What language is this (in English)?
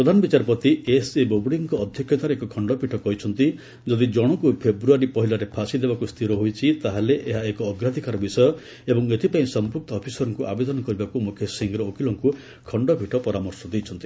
Odia